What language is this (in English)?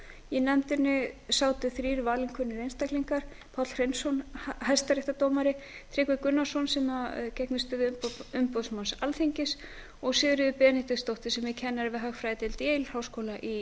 Icelandic